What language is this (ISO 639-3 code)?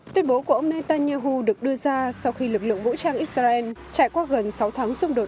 vie